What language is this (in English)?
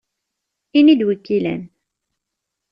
Kabyle